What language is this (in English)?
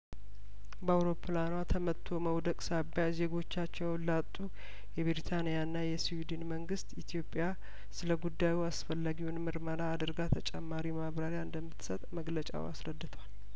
Amharic